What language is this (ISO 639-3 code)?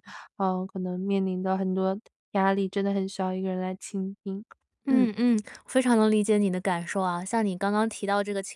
zho